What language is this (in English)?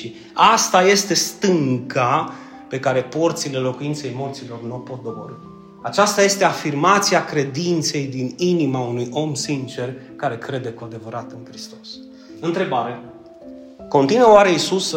Romanian